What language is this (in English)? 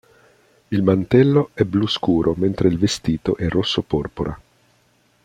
Italian